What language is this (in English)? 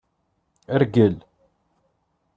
Kabyle